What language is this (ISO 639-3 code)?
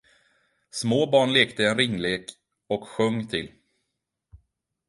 swe